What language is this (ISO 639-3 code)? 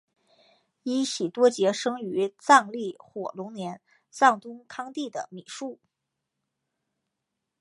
zho